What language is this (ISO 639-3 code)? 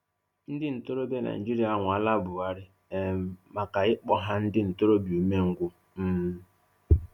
ibo